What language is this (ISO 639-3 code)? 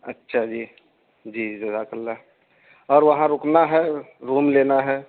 urd